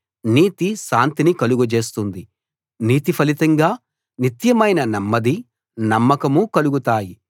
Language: Telugu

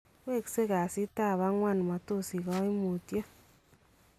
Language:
Kalenjin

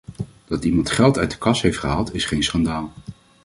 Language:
Dutch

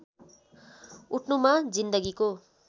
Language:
Nepali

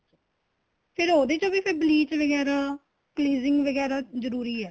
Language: Punjabi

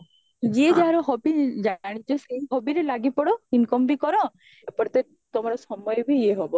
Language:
Odia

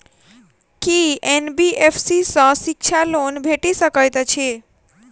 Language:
Maithili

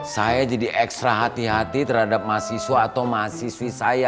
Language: Indonesian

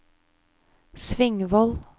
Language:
Norwegian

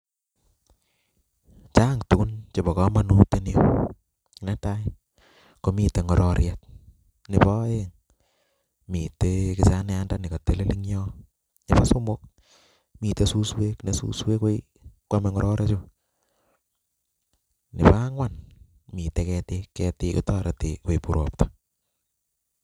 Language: Kalenjin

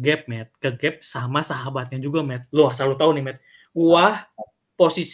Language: Indonesian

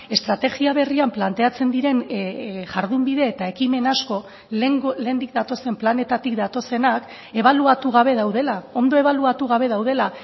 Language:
Basque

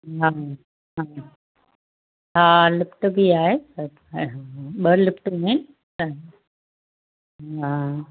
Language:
Sindhi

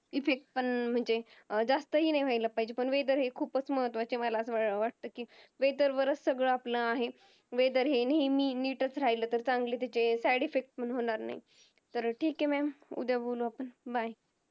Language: Marathi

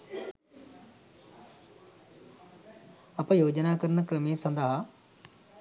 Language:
Sinhala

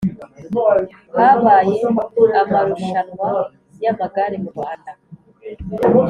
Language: Kinyarwanda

